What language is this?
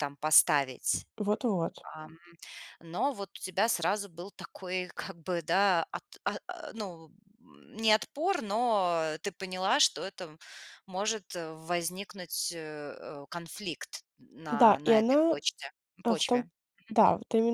Russian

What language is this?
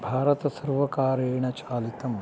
Sanskrit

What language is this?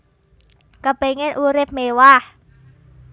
Javanese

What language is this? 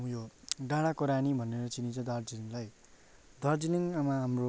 Nepali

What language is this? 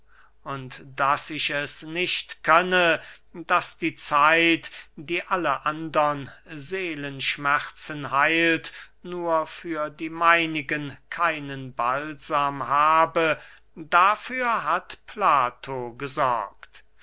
German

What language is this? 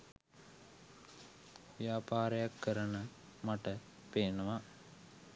Sinhala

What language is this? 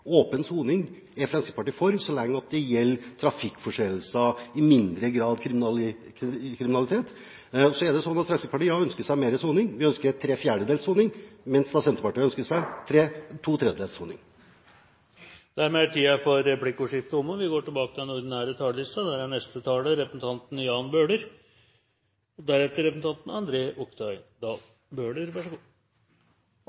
Norwegian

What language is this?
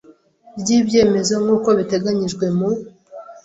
Kinyarwanda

